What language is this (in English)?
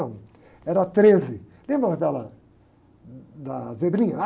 Portuguese